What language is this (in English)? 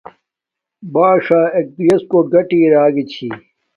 Domaaki